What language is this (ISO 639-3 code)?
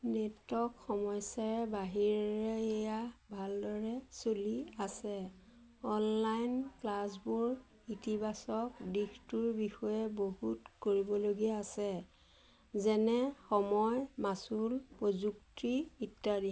asm